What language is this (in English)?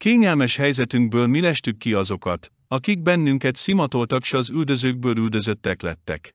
Hungarian